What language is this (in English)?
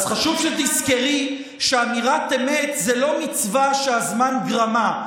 Hebrew